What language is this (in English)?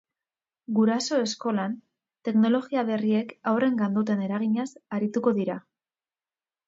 Basque